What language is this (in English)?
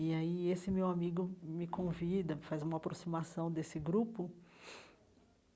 Portuguese